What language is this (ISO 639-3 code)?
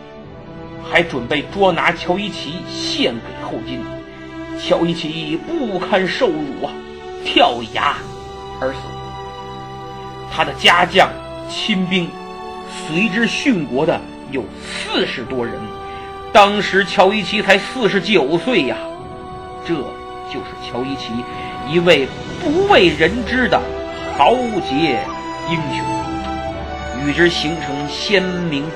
zho